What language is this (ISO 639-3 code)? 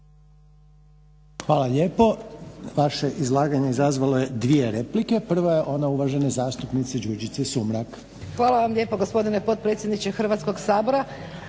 hrv